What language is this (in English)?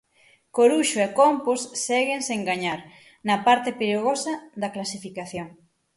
Galician